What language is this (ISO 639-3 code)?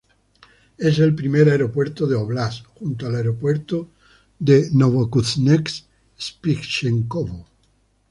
spa